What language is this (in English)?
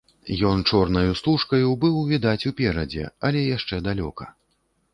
Belarusian